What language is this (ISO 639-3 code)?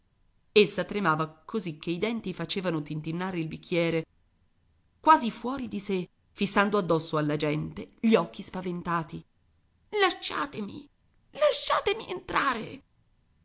ita